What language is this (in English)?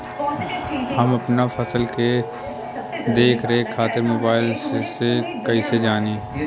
Bhojpuri